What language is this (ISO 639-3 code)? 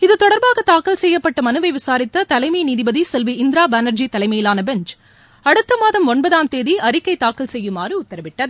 tam